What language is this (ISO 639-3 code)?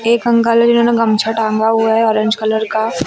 hin